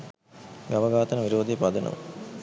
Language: Sinhala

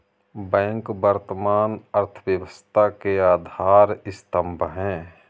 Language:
Hindi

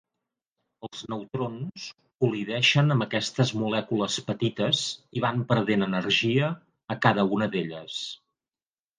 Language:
Catalan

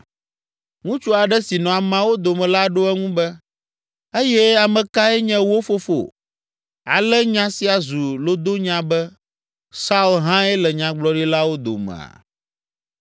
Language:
Ewe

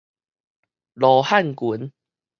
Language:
Min Nan Chinese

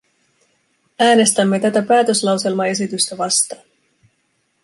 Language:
Finnish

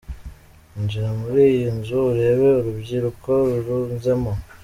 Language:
Kinyarwanda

